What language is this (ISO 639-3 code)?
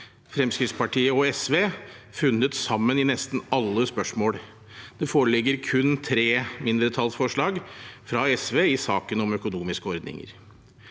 nor